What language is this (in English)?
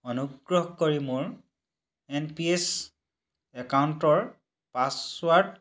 Assamese